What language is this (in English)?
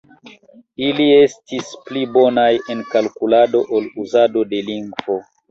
Esperanto